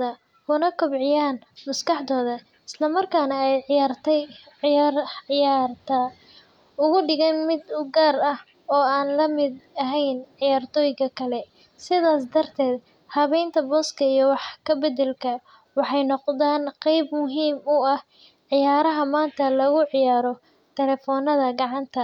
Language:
Somali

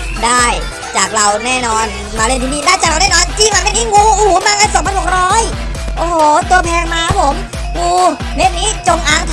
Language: Thai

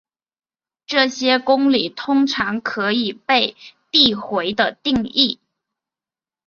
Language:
Chinese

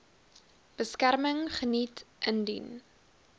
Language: Afrikaans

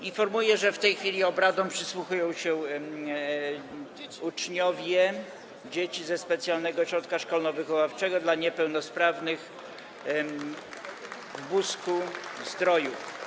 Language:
Polish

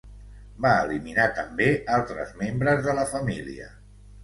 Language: Catalan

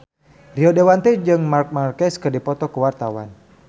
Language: Sundanese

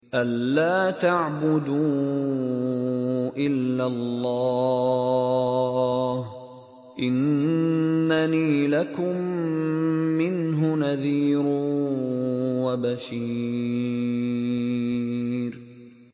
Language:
Arabic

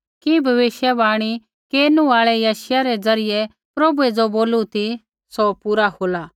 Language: Kullu Pahari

